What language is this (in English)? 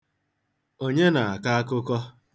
Igbo